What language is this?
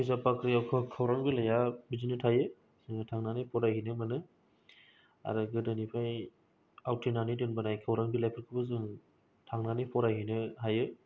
Bodo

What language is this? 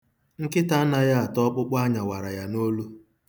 Igbo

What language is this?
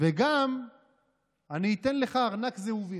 Hebrew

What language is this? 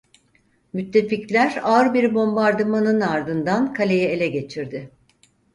Turkish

